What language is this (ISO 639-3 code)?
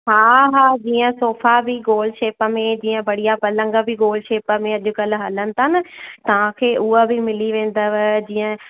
snd